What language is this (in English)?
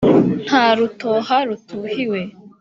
Kinyarwanda